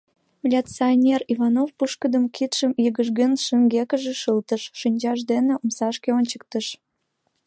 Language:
Mari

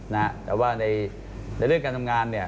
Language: Thai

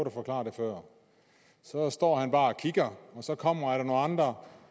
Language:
Danish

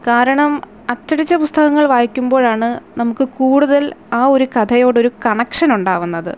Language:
Malayalam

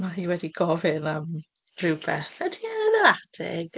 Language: Welsh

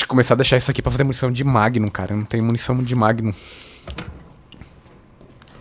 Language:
Portuguese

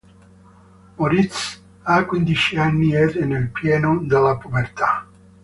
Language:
Italian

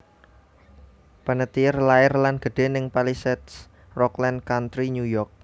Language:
Javanese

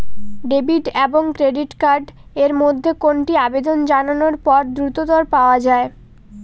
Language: Bangla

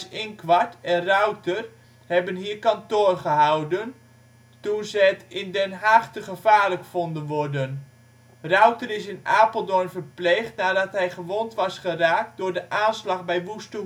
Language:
Dutch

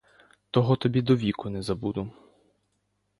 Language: Ukrainian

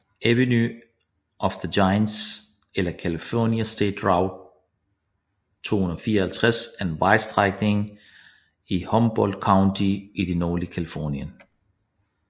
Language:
Danish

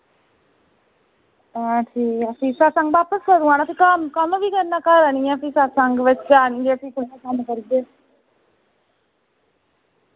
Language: Dogri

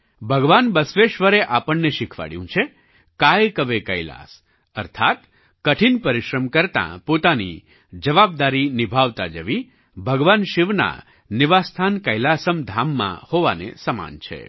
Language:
Gujarati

